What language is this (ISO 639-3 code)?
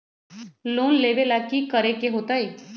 mag